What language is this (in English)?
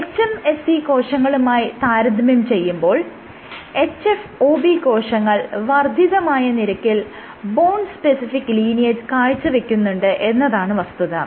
Malayalam